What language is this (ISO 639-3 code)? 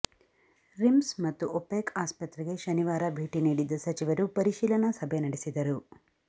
kan